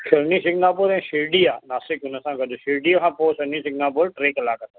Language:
Sindhi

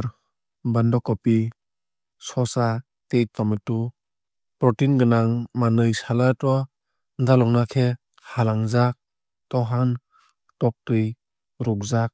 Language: Kok Borok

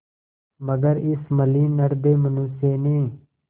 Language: Hindi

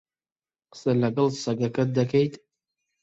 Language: Central Kurdish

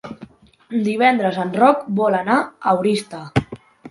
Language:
Catalan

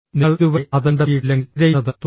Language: Malayalam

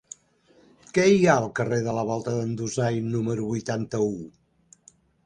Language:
Catalan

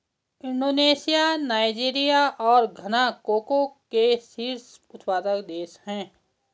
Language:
Hindi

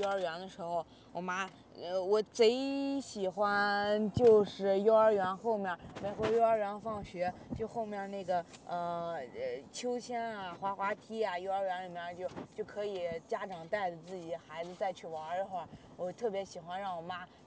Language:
Chinese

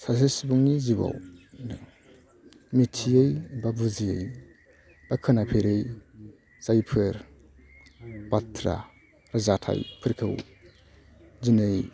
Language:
Bodo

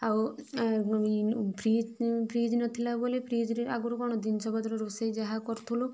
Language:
Odia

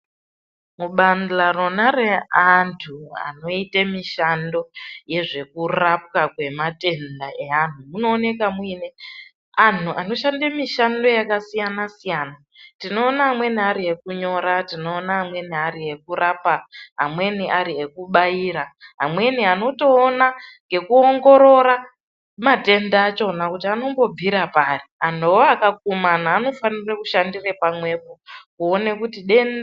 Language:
Ndau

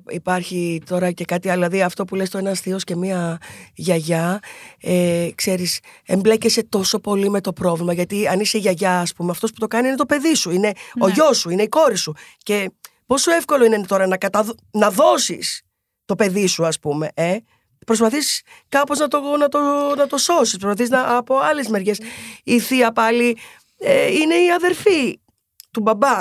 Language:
Greek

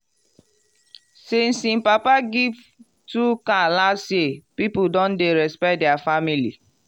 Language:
Nigerian Pidgin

